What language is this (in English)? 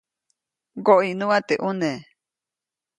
Copainalá Zoque